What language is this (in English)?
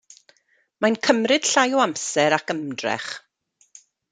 Welsh